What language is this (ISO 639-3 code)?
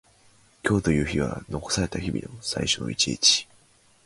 jpn